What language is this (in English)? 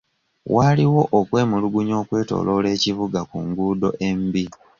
Ganda